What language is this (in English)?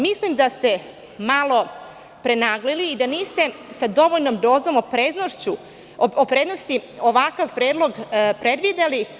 Serbian